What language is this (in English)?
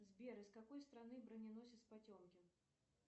Russian